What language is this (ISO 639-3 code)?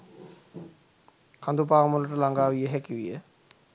sin